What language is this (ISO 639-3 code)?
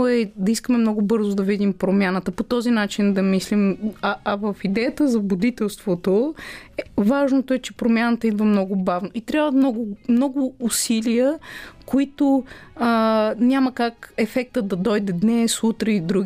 bul